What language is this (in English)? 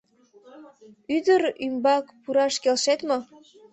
Mari